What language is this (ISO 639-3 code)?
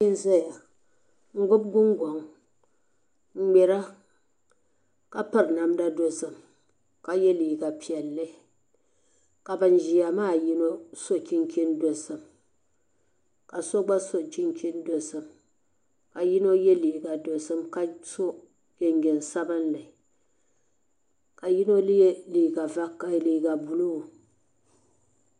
dag